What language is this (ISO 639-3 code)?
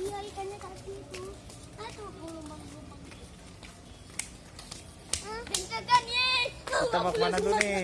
ind